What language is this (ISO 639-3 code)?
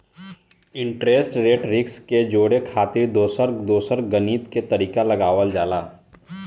bho